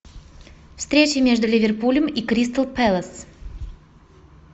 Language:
Russian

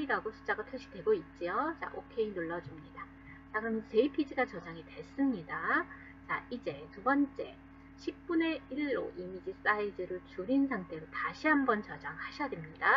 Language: Korean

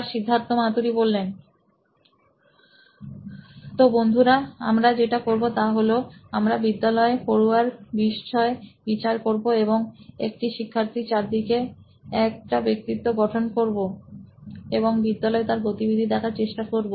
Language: Bangla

